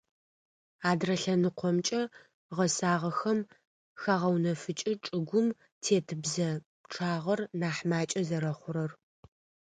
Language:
Adyghe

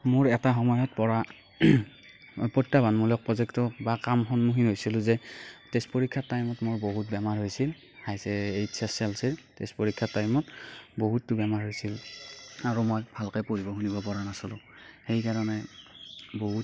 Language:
Assamese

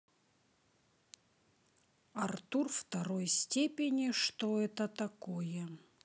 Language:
Russian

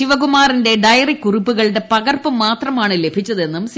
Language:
Malayalam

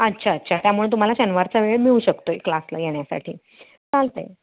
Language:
Marathi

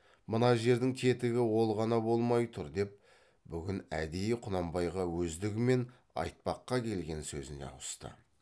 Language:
Kazakh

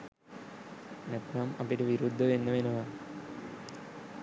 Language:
Sinhala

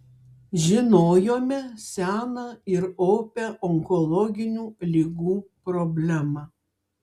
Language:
Lithuanian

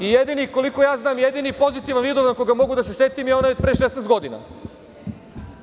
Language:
Serbian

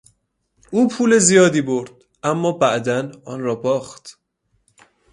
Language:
Persian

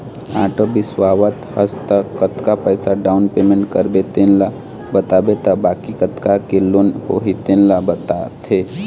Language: Chhattisgarhi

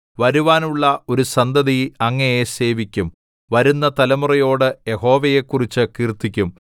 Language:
Malayalam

